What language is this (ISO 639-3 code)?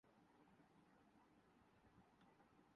urd